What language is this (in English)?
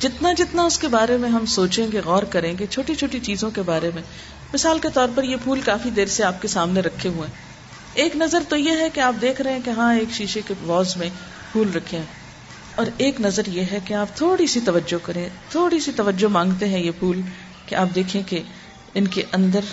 Urdu